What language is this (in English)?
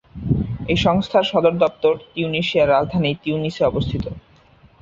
Bangla